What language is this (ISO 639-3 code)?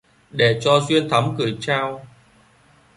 vie